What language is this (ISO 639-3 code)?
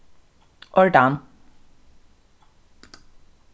fao